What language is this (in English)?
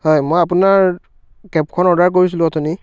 Assamese